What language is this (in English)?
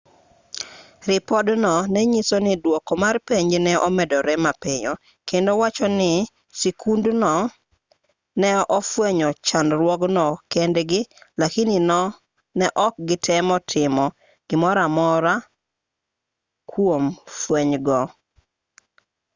Luo (Kenya and Tanzania)